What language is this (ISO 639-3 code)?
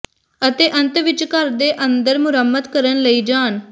pan